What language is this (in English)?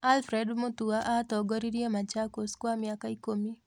Kikuyu